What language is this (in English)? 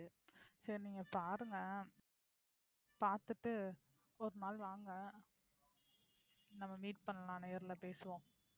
Tamil